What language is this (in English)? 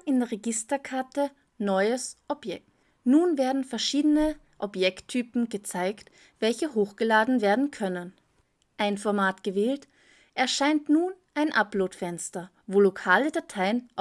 German